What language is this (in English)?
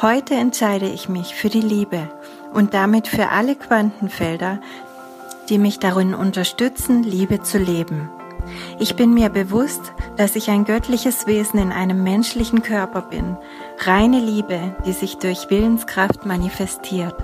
German